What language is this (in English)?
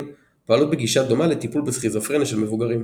Hebrew